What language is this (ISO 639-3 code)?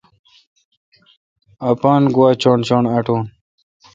xka